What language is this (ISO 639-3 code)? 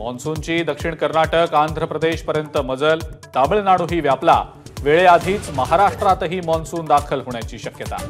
mar